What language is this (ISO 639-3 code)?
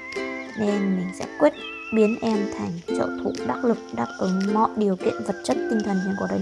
vie